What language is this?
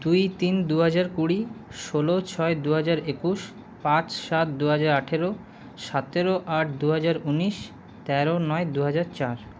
Bangla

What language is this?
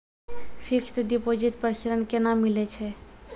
Maithili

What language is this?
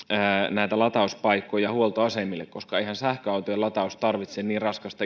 Finnish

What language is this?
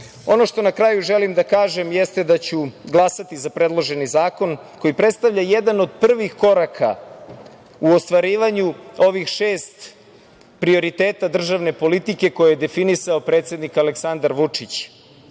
Serbian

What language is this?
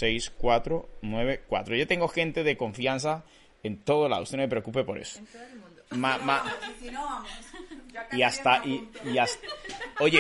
Spanish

